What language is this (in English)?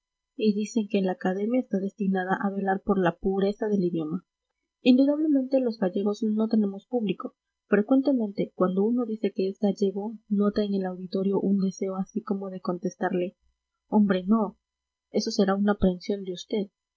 Spanish